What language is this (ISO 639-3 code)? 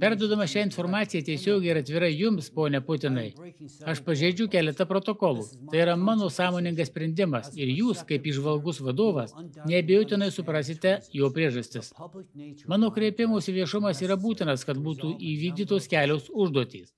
lit